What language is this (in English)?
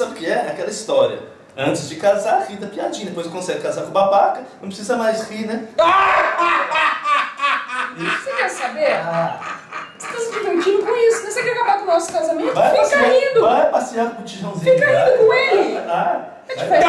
Portuguese